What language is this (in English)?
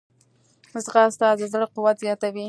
Pashto